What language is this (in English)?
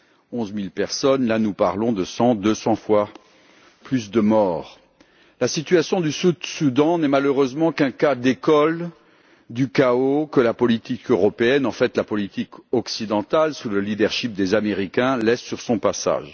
French